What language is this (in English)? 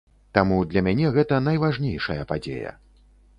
Belarusian